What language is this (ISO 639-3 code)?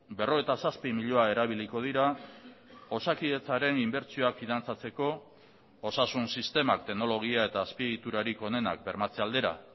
eus